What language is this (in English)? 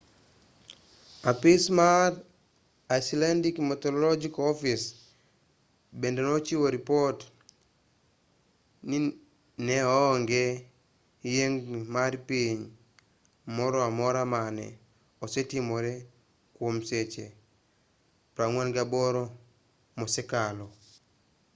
Luo (Kenya and Tanzania)